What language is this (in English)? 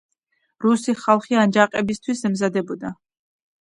Georgian